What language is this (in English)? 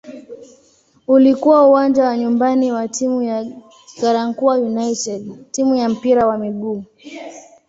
Swahili